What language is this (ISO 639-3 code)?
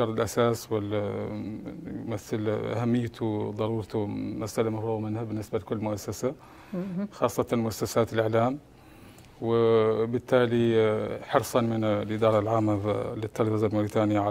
ara